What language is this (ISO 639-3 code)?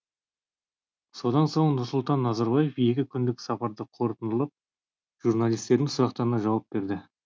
kaz